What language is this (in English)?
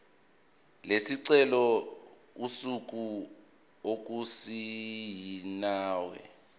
Zulu